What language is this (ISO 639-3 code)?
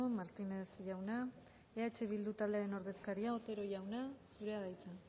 eus